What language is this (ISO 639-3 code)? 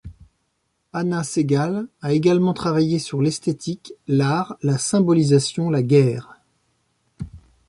fra